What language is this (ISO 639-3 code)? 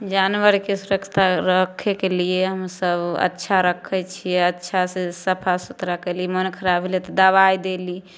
mai